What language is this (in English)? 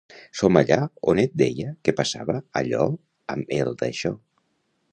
Catalan